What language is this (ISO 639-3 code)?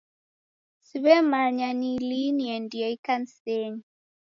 dav